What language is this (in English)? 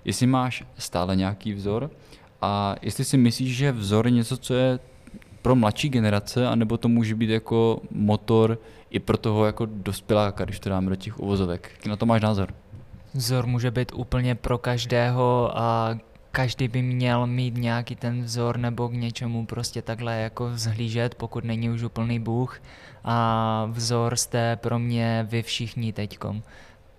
Czech